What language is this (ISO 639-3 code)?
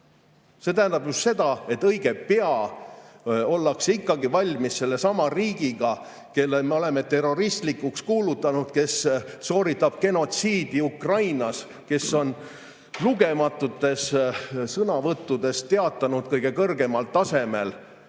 est